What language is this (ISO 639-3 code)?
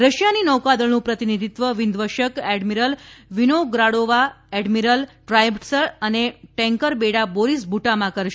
guj